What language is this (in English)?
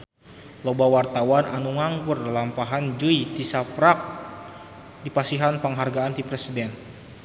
Sundanese